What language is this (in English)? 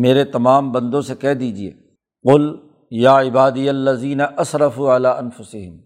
Urdu